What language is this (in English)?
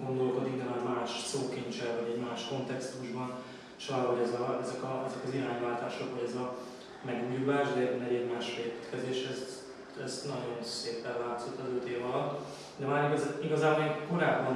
Hungarian